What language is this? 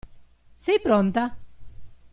Italian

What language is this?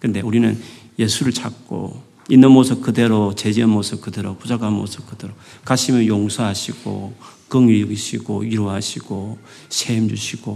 Korean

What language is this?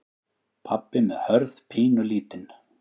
Icelandic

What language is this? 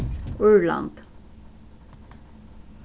Faroese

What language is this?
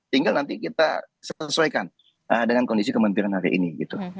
Indonesian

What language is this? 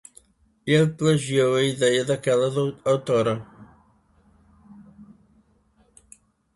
Portuguese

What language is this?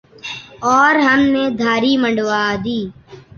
Urdu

